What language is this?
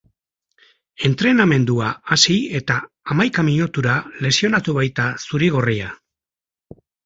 Basque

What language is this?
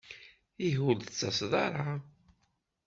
Kabyle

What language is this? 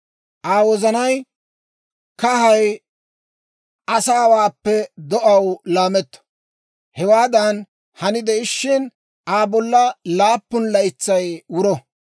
Dawro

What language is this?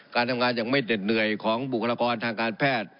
Thai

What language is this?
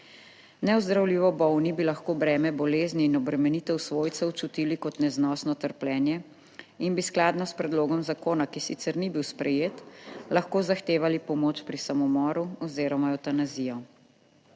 Slovenian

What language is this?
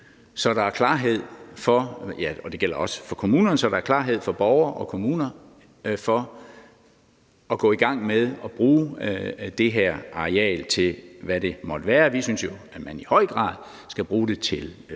Danish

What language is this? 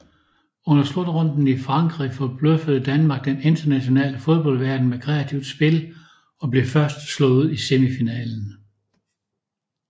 Danish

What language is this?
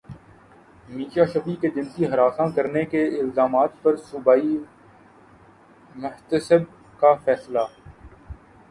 Urdu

